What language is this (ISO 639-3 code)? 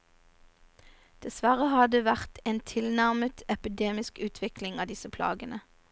nor